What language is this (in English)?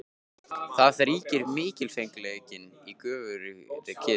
Icelandic